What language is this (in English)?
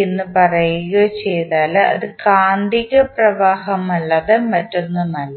Malayalam